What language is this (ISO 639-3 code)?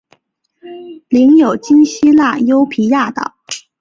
zho